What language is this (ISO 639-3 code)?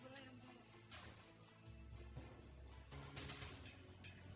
ind